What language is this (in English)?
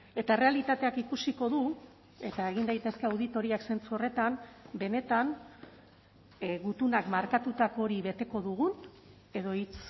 Basque